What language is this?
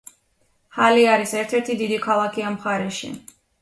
Georgian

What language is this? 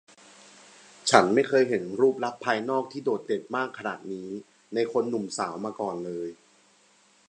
Thai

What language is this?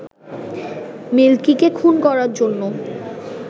Bangla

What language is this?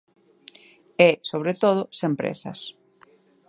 Galician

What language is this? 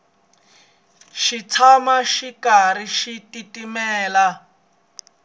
Tsonga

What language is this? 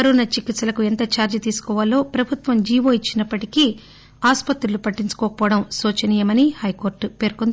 Telugu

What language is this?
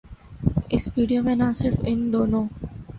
Urdu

